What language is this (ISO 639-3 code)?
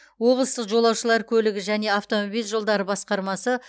kaz